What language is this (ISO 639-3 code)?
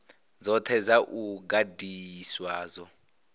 ven